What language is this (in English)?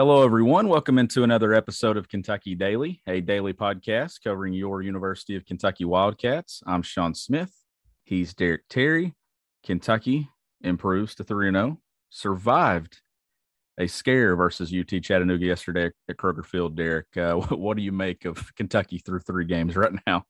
English